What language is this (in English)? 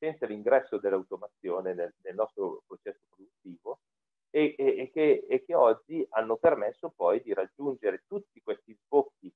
Italian